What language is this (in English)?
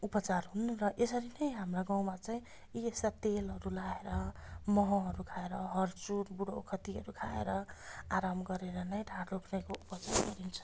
Nepali